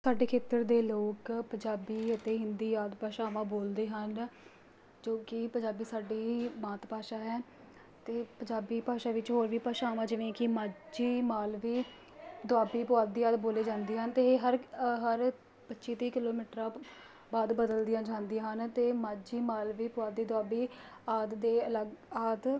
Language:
Punjabi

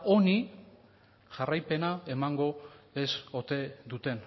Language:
Basque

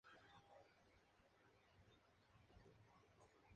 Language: Spanish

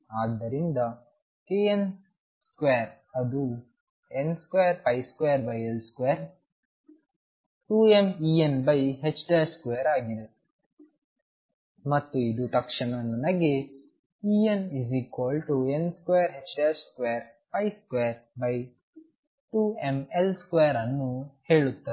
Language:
Kannada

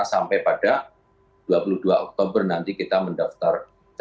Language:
Indonesian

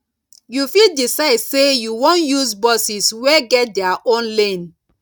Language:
Nigerian Pidgin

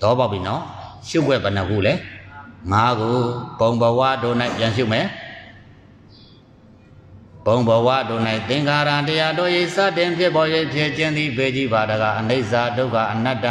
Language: Indonesian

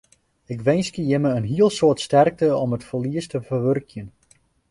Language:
Western Frisian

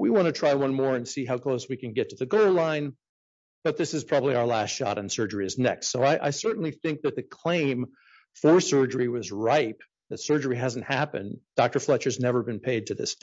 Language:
English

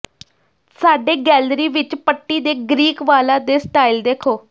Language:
Punjabi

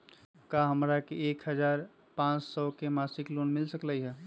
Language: Magahi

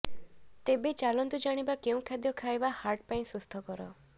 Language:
Odia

